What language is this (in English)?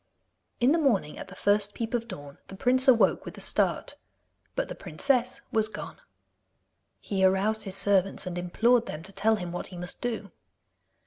English